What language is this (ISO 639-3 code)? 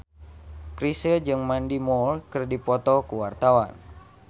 sun